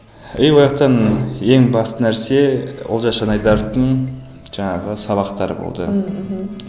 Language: Kazakh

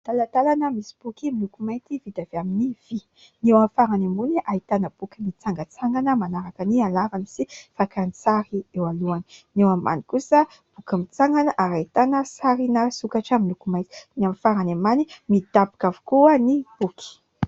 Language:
Malagasy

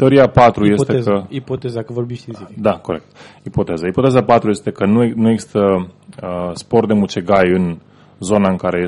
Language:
Romanian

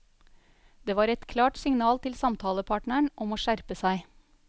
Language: Norwegian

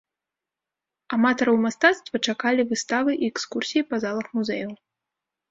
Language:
Belarusian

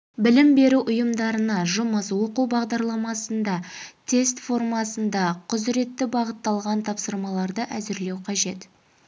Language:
Kazakh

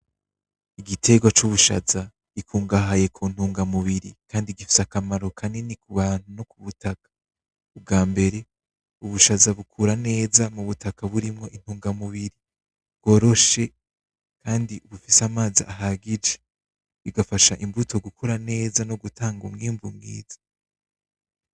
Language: Rundi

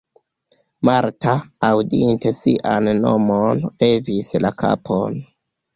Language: Esperanto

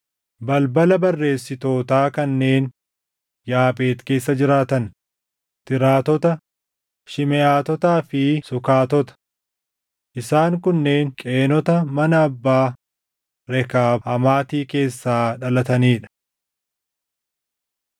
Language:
Oromo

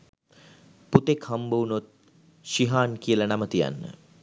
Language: Sinhala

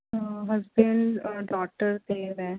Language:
Punjabi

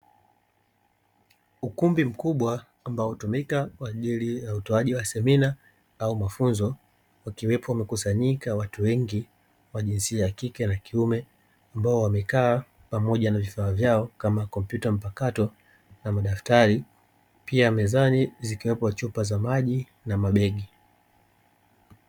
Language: Swahili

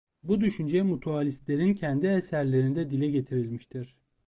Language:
Turkish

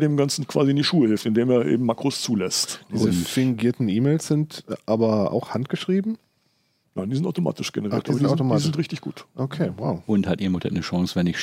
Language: German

